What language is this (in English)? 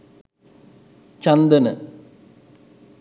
Sinhala